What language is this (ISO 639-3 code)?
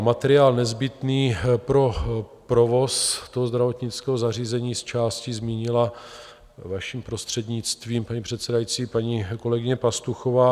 ces